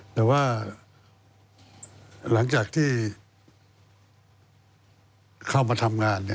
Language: Thai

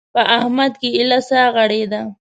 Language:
Pashto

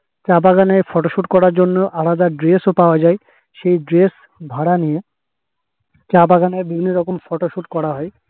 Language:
Bangla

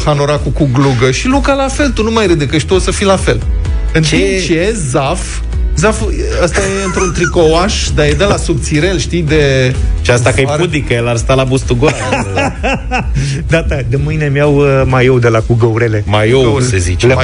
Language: Romanian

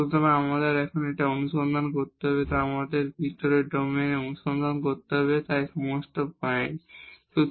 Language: Bangla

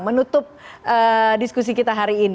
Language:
Indonesian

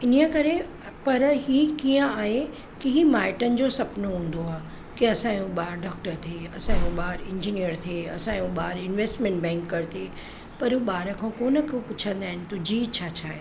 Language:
Sindhi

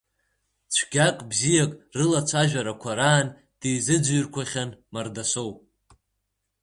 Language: Abkhazian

